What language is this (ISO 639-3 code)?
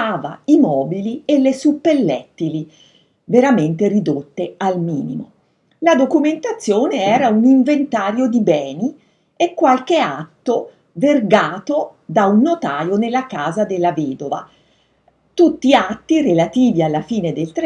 ita